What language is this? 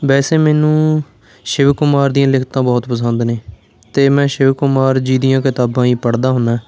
Punjabi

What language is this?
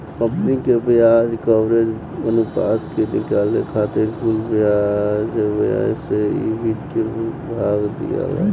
Bhojpuri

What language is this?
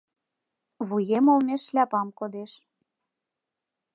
Mari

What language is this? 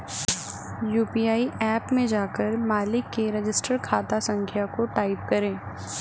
Hindi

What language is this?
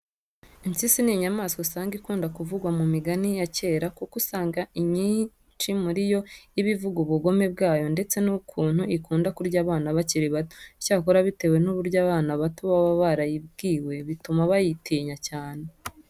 Kinyarwanda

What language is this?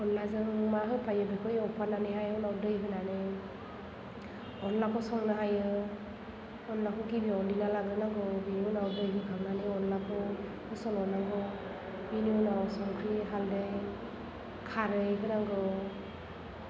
Bodo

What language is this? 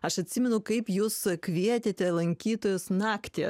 Lithuanian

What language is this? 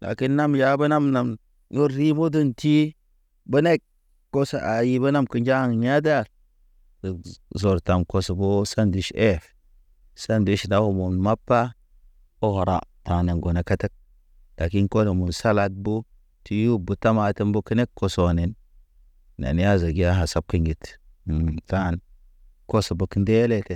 Naba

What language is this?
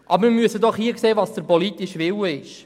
Swiss German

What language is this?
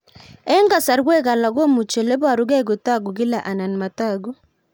Kalenjin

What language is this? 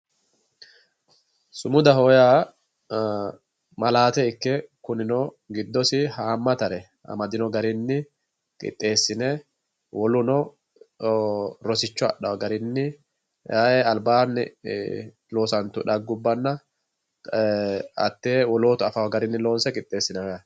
Sidamo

